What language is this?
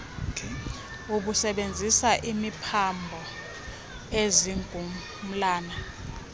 Xhosa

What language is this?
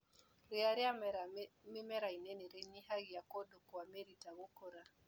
Kikuyu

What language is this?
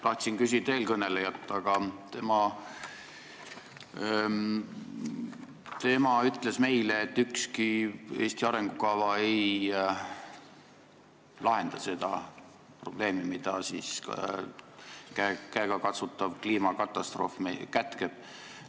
Estonian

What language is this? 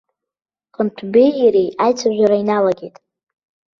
Abkhazian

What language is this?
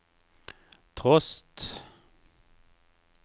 Norwegian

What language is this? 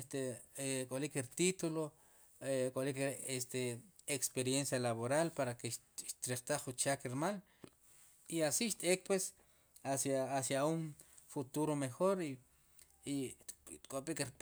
Sipacapense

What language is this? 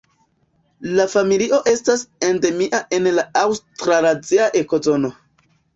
Esperanto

